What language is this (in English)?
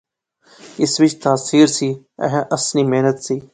Pahari-Potwari